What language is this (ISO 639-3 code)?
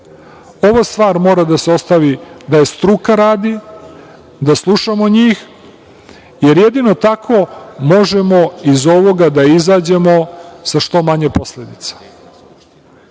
srp